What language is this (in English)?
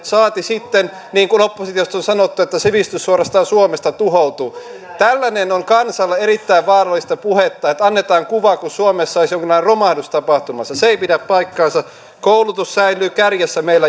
Finnish